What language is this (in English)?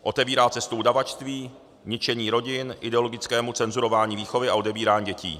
Czech